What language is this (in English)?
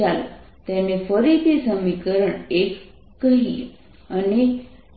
Gujarati